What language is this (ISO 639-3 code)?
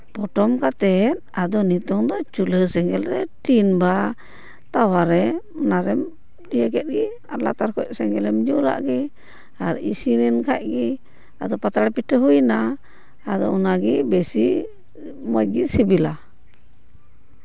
sat